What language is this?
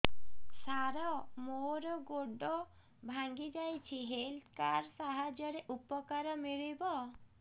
Odia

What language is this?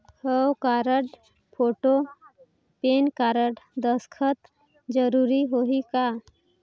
Chhattisgarhi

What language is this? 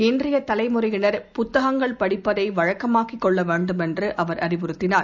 Tamil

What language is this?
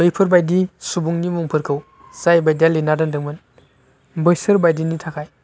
Bodo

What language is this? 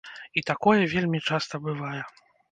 Belarusian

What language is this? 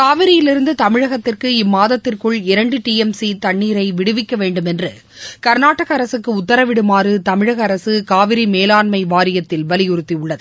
Tamil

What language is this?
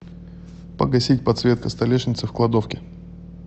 Russian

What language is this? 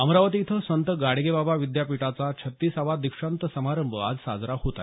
Marathi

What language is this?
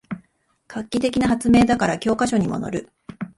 Japanese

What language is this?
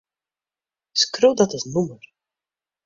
Western Frisian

